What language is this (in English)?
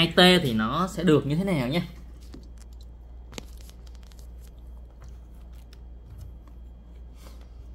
Vietnamese